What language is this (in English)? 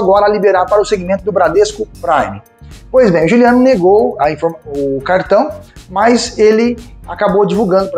Portuguese